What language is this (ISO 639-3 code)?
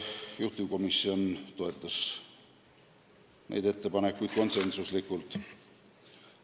est